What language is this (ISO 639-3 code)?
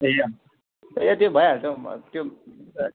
nep